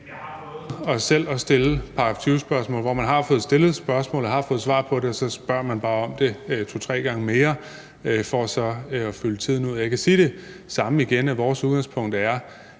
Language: Danish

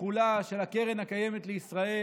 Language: Hebrew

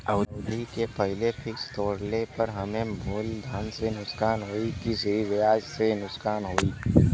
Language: Bhojpuri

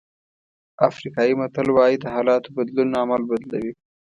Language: Pashto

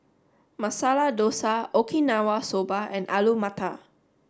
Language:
English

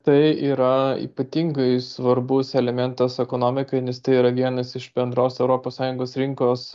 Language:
Lithuanian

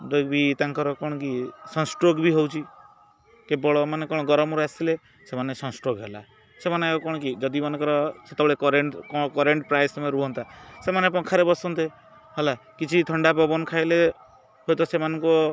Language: Odia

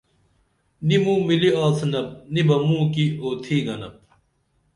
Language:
Dameli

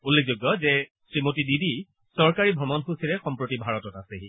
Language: Assamese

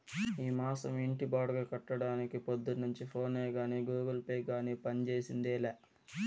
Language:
Telugu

